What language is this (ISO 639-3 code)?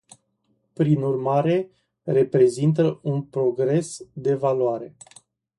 ron